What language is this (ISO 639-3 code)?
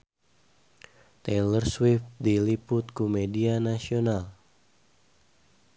sun